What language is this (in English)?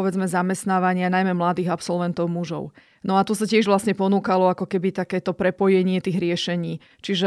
Slovak